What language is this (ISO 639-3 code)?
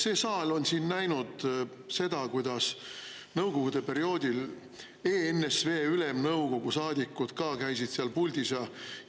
est